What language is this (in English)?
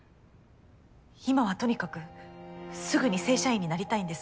Japanese